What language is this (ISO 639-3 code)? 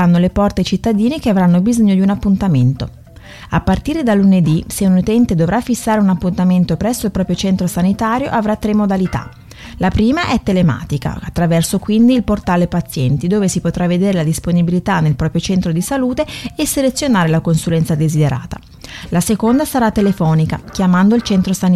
ita